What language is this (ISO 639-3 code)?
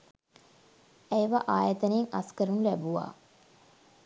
sin